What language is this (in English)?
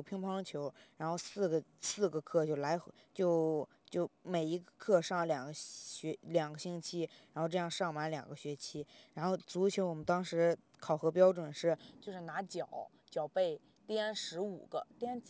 Chinese